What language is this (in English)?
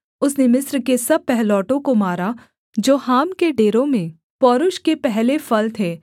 Hindi